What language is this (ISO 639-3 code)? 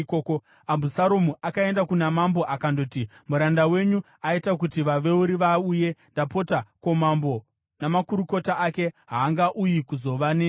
sna